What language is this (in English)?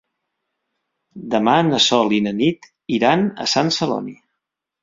Catalan